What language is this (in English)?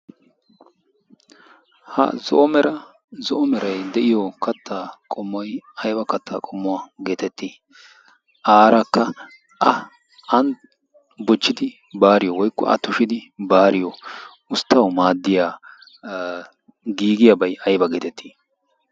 Wolaytta